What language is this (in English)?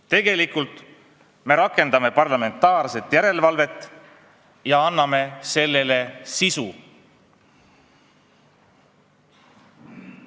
Estonian